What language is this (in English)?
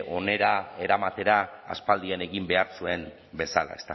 Basque